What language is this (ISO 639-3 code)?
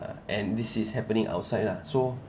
eng